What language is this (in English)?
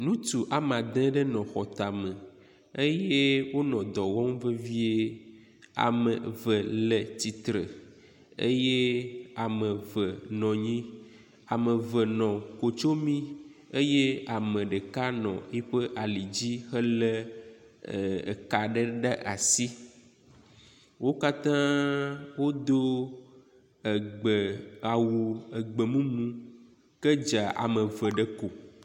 Ewe